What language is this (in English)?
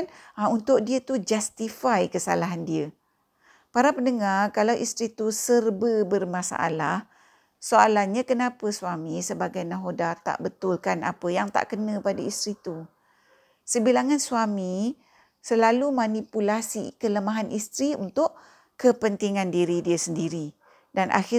Malay